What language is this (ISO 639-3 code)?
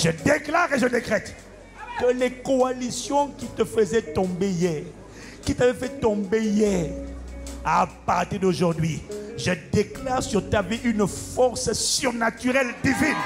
fra